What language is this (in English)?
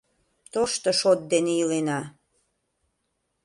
Mari